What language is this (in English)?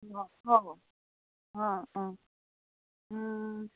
Bodo